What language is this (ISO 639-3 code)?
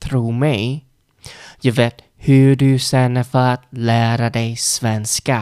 swe